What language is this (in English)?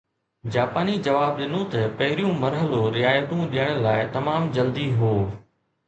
Sindhi